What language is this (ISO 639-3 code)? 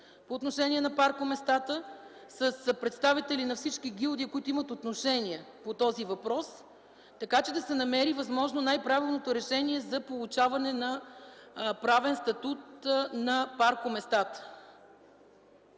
bul